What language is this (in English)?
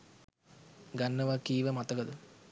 Sinhala